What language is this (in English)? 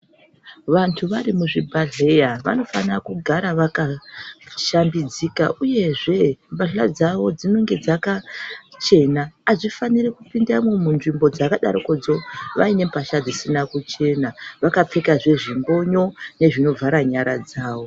Ndau